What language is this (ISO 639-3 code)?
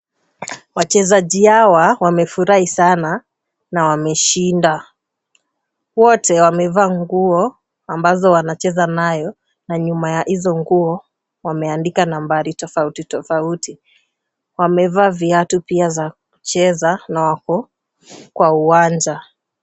swa